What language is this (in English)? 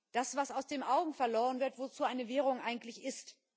German